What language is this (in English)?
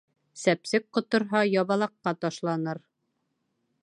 Bashkir